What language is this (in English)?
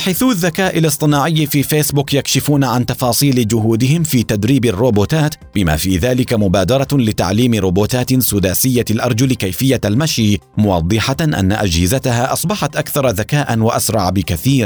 Arabic